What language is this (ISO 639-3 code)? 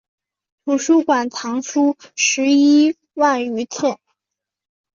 zho